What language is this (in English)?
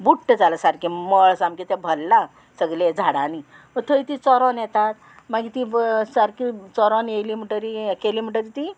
Konkani